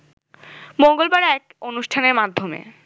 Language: Bangla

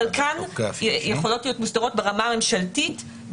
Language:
Hebrew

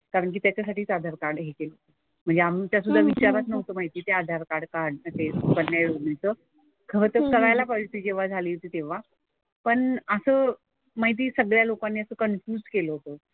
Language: Marathi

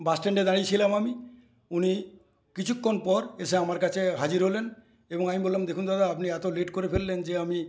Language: Bangla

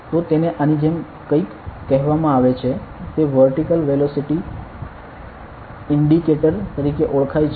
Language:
Gujarati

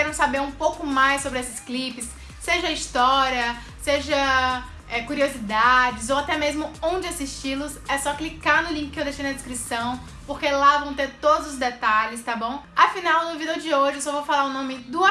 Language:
Portuguese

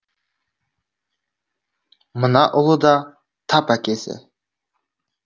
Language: Kazakh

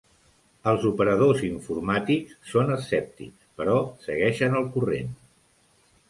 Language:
Catalan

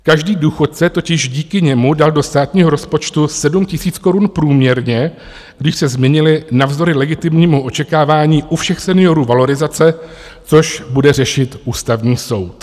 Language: Czech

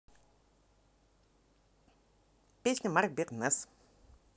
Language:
Russian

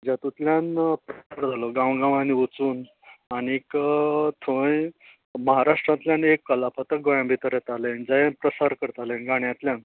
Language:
Konkani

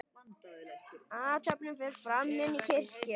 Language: Icelandic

